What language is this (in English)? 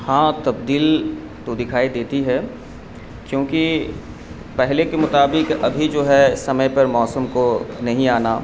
Urdu